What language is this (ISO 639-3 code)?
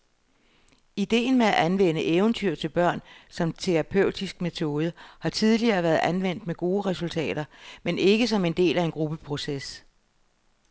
dan